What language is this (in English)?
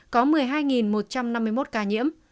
Vietnamese